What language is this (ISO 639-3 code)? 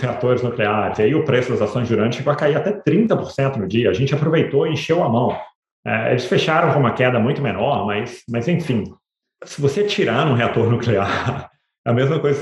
por